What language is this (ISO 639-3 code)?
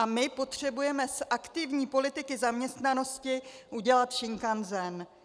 ces